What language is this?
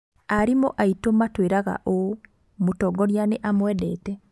Kikuyu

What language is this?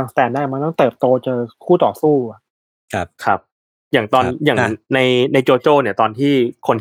Thai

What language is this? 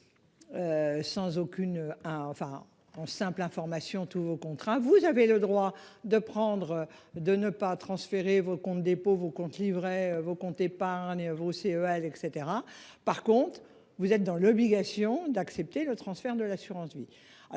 French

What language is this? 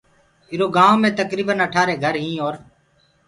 Gurgula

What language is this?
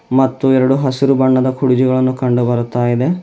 Kannada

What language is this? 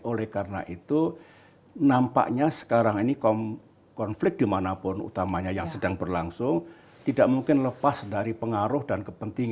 Indonesian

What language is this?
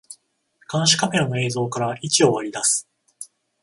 Japanese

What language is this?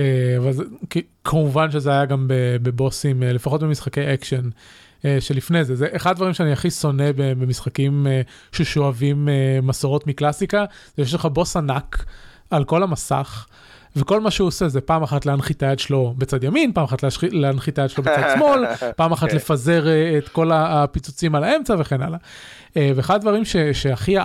Hebrew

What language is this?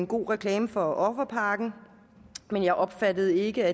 Danish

